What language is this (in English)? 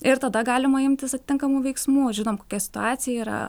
Lithuanian